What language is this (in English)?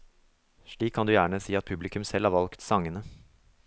Norwegian